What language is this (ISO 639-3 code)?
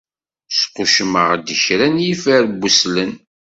kab